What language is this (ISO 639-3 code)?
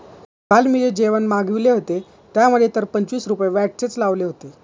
mar